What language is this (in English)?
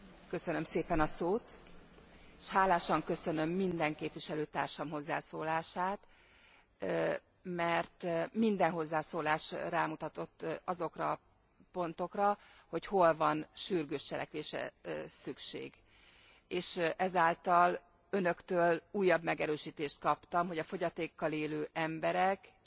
Hungarian